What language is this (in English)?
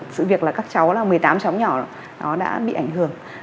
Vietnamese